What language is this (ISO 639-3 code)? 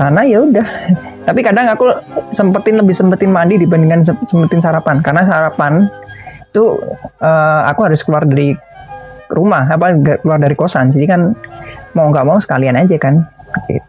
ind